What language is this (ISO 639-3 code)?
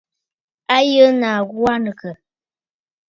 bfd